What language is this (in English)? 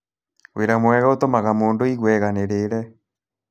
Kikuyu